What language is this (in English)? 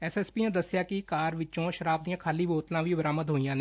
Punjabi